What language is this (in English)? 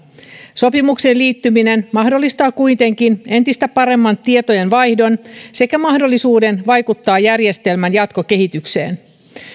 Finnish